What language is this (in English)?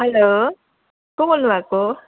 Nepali